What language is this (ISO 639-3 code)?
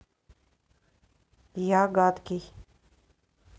rus